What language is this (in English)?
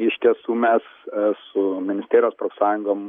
Lithuanian